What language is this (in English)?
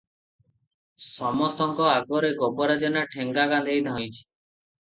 Odia